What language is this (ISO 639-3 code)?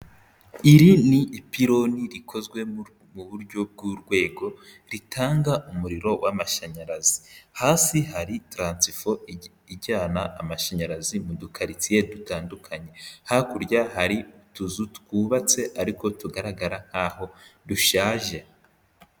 kin